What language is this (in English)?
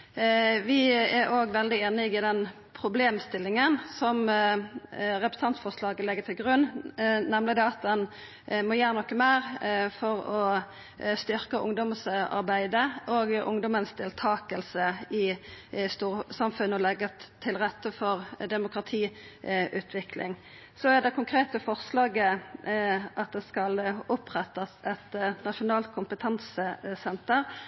Norwegian Nynorsk